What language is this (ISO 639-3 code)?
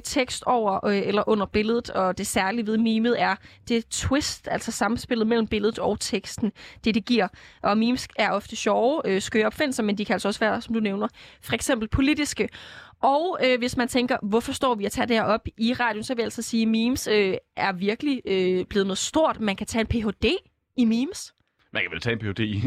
dan